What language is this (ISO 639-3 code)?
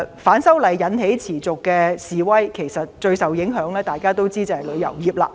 yue